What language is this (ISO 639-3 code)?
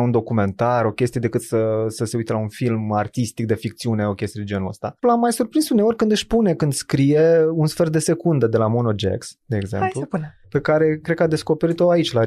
ron